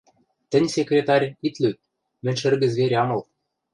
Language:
Western Mari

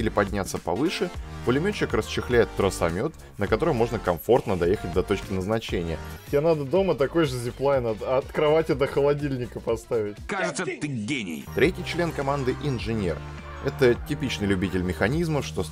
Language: Russian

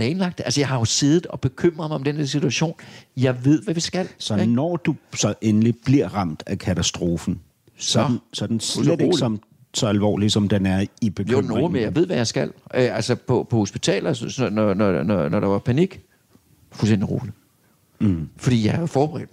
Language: Danish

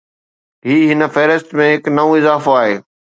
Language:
Sindhi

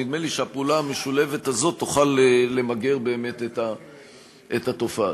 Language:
Hebrew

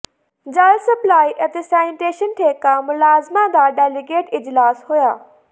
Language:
Punjabi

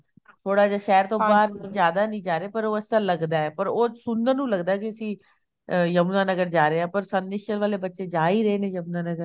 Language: Punjabi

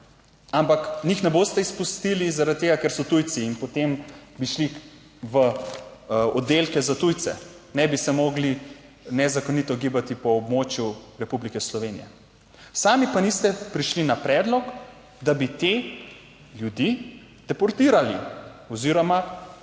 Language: Slovenian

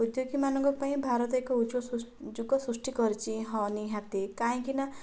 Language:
Odia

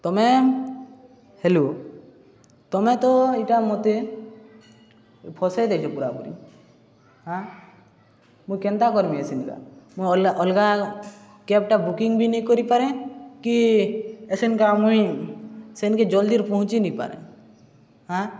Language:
Odia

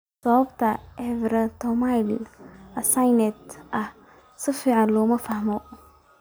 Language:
Somali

